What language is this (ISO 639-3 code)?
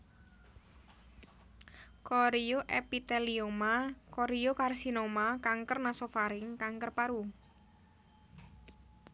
jav